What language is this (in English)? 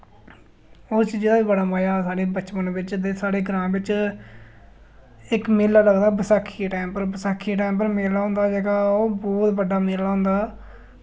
Dogri